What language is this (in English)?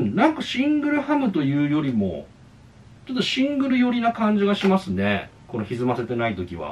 Japanese